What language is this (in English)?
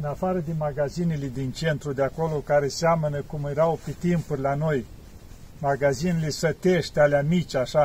Romanian